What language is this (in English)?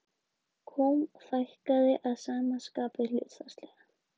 Icelandic